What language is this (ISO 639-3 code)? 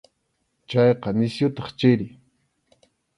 qxu